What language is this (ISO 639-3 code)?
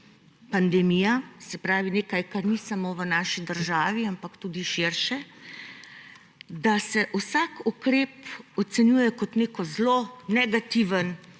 slv